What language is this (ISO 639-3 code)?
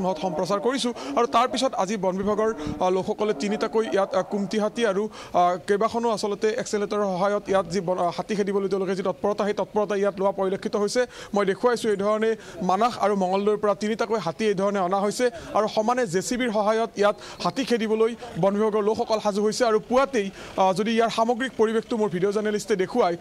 ind